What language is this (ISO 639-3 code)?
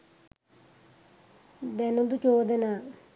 sin